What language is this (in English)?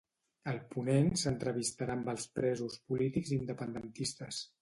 Catalan